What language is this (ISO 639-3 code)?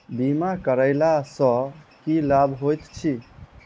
mai